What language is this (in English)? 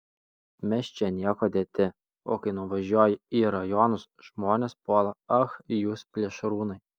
Lithuanian